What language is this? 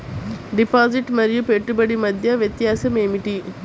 Telugu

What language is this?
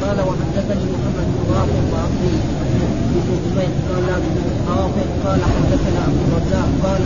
Arabic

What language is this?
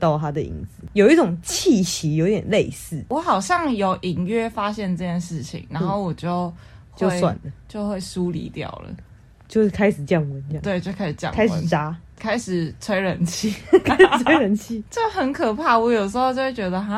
Chinese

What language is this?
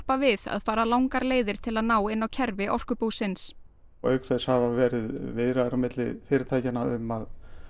Icelandic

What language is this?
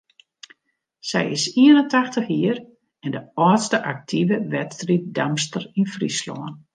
Western Frisian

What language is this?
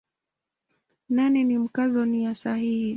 Swahili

